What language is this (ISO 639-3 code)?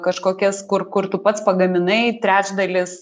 lit